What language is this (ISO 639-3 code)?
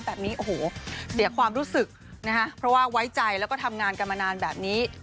tha